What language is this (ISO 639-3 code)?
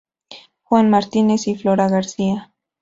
spa